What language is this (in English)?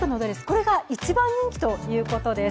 Japanese